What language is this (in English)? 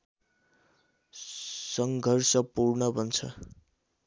Nepali